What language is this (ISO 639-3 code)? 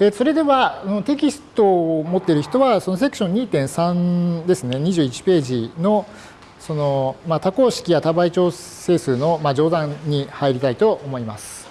jpn